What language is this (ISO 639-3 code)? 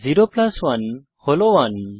ben